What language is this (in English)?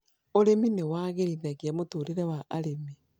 Kikuyu